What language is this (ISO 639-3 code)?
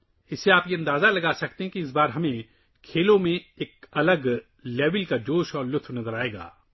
urd